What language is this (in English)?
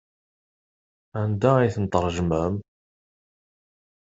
Kabyle